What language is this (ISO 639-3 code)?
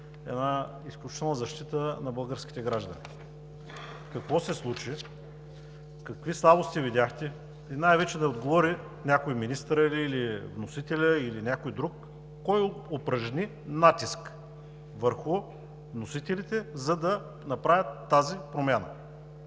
bul